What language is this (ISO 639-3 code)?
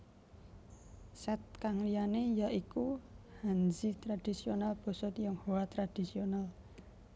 jav